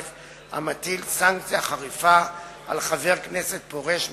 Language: Hebrew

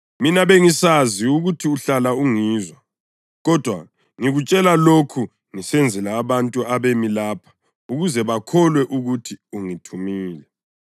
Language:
North Ndebele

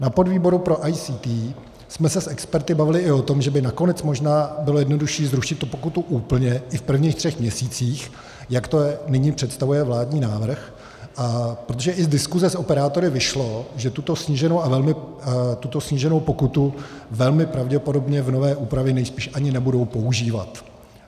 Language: Czech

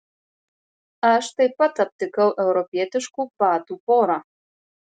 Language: Lithuanian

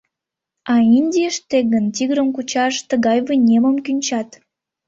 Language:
Mari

